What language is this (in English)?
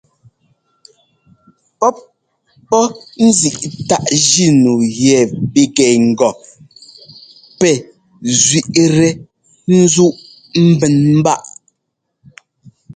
Ngomba